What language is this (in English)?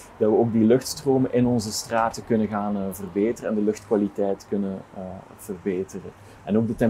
Dutch